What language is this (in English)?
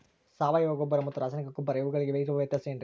Kannada